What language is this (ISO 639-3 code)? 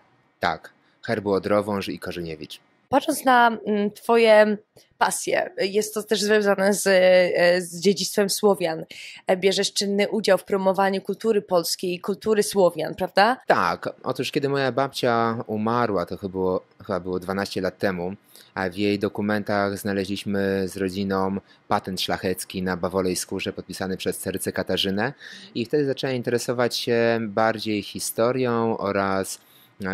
pol